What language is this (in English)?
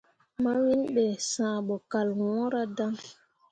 Mundang